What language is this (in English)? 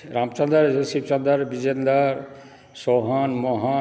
Maithili